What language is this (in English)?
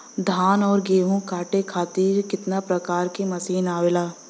Bhojpuri